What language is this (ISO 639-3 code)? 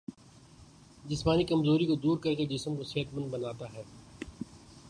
urd